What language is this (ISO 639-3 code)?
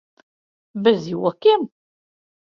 lav